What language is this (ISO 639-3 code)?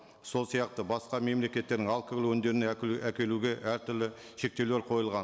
kaz